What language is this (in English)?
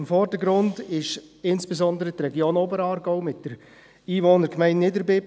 Swiss German